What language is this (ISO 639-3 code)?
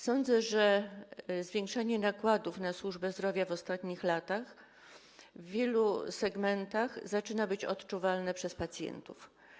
pol